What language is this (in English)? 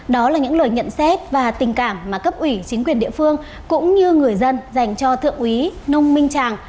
Vietnamese